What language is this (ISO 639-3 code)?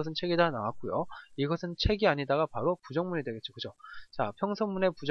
kor